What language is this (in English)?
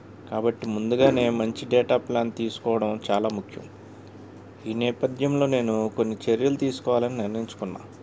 Telugu